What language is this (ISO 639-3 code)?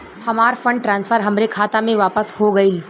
bho